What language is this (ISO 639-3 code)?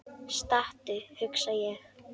isl